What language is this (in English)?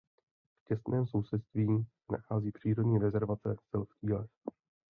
Czech